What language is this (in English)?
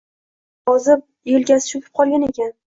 Uzbek